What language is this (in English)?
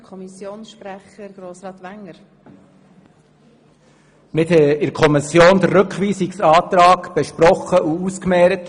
Swiss German